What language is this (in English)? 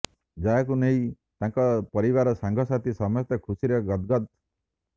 Odia